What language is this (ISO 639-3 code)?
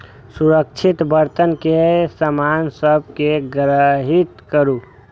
mai